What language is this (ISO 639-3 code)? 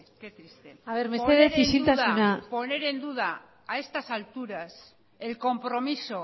spa